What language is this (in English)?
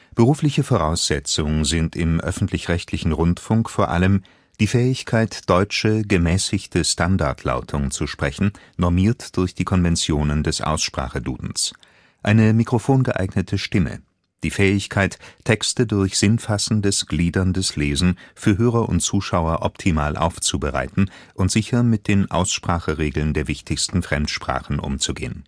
German